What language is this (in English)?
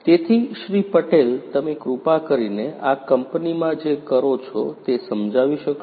Gujarati